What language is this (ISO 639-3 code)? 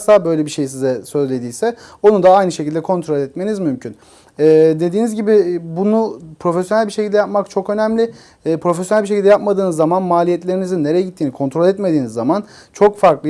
tur